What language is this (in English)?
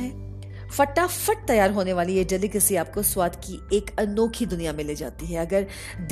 Hindi